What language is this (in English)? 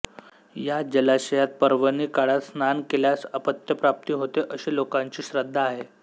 Marathi